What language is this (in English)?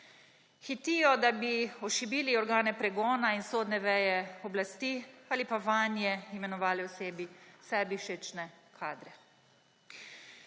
Slovenian